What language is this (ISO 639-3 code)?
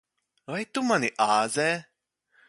lav